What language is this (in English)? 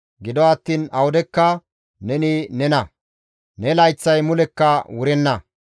Gamo